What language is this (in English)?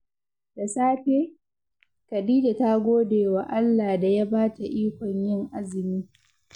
Hausa